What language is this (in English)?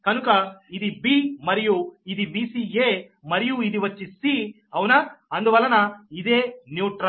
Telugu